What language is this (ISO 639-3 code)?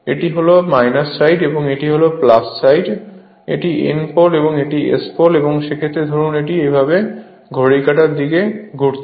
ben